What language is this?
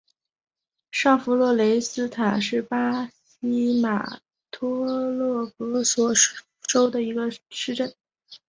Chinese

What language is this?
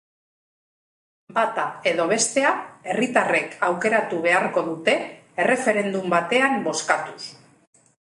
Basque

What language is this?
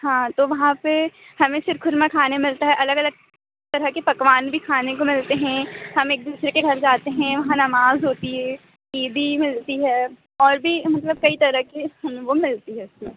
Hindi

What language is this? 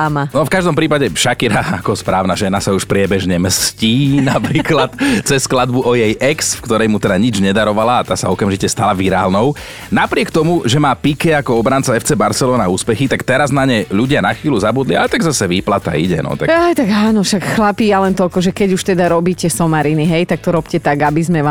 Slovak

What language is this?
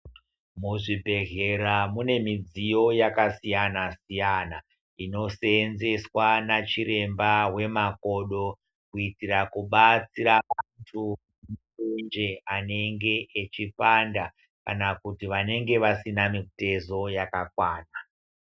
Ndau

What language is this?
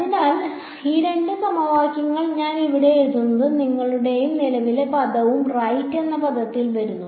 Malayalam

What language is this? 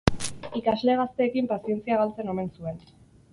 Basque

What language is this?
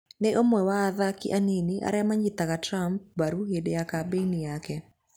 Kikuyu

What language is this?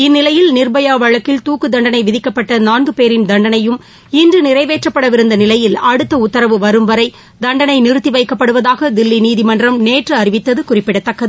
Tamil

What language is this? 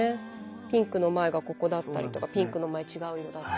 Japanese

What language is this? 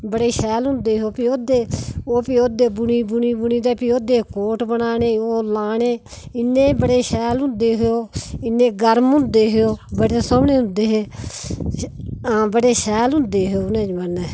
Dogri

